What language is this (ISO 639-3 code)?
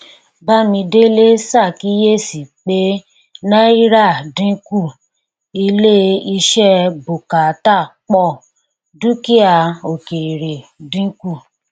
yor